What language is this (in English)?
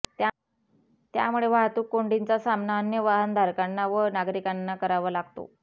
Marathi